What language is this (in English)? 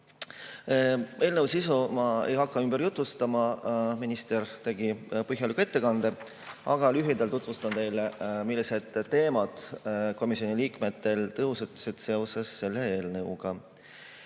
Estonian